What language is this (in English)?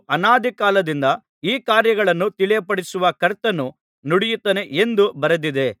Kannada